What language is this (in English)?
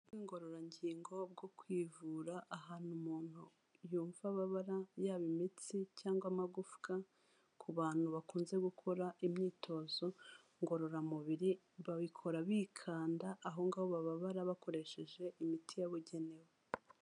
Kinyarwanda